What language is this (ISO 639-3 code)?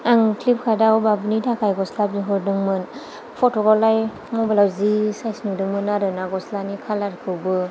brx